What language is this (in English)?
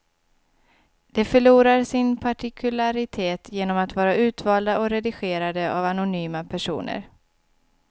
Swedish